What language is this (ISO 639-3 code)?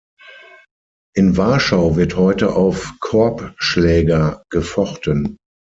deu